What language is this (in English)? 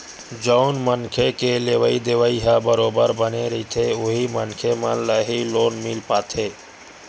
Chhattisgarhi